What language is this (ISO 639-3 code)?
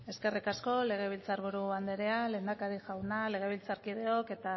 eus